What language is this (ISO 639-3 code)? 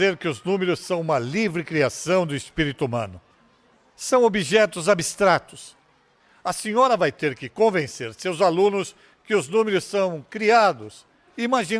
por